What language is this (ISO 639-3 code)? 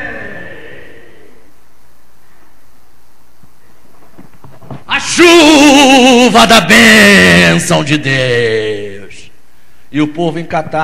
por